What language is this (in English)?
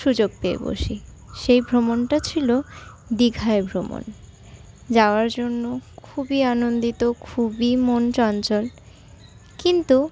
Bangla